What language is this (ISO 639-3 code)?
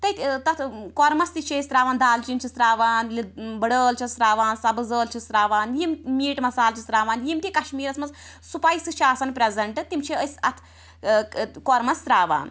kas